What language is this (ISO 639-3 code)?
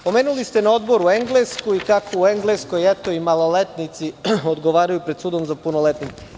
srp